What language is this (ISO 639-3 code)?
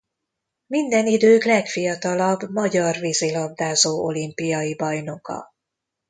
hun